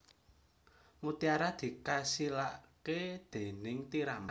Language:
Javanese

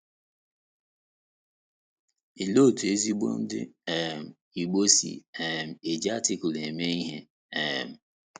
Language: Igbo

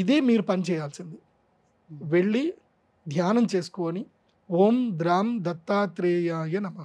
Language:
Telugu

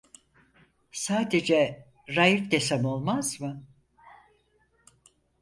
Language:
Turkish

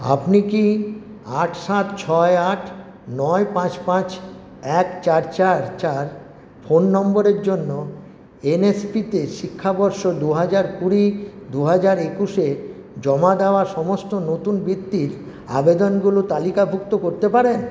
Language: Bangla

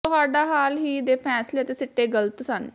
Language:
Punjabi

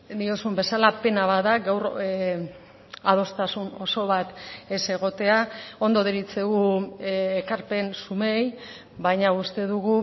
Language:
Basque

